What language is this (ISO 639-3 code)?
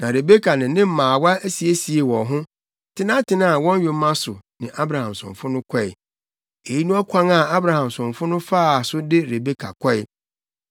aka